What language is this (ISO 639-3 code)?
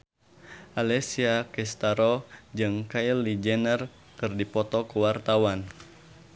sun